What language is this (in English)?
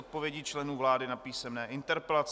Czech